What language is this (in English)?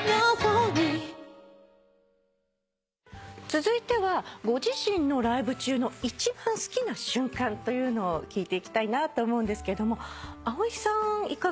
Japanese